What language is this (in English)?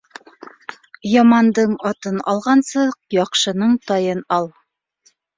Bashkir